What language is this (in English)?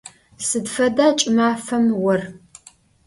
Adyghe